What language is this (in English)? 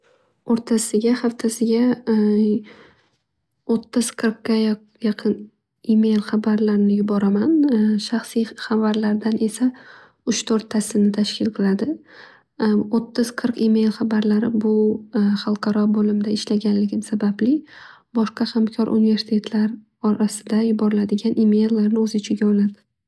Uzbek